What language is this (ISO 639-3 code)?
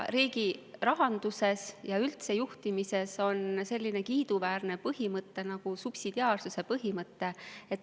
est